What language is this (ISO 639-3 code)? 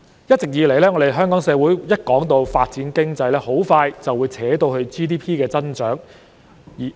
yue